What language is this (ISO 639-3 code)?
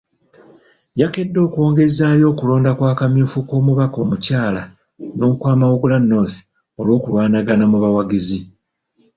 lug